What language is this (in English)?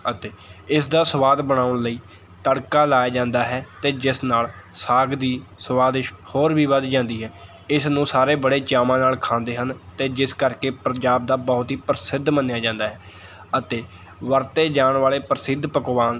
Punjabi